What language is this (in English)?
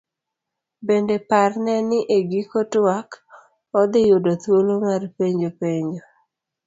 Luo (Kenya and Tanzania)